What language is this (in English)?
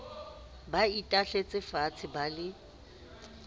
Southern Sotho